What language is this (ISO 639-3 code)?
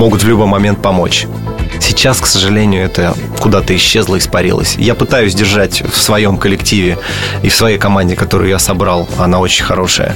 rus